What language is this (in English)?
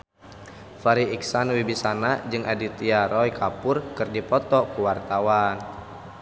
Sundanese